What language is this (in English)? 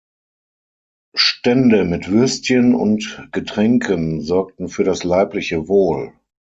German